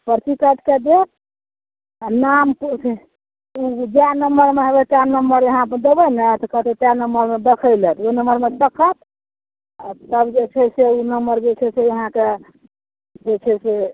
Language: Maithili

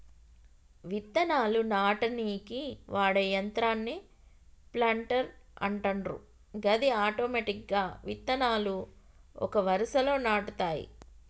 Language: Telugu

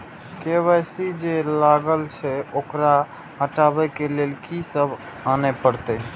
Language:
Maithili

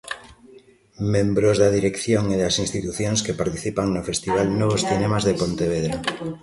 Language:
Galician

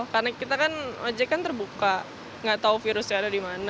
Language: Indonesian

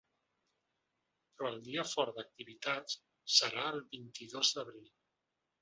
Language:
Catalan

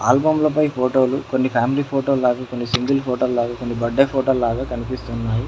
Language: Telugu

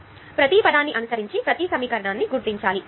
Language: Telugu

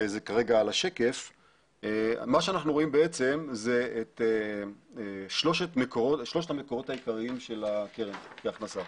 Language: Hebrew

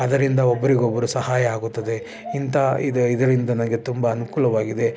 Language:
Kannada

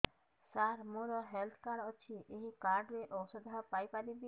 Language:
Odia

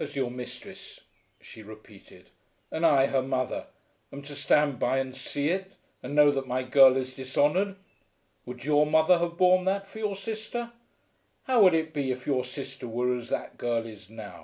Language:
English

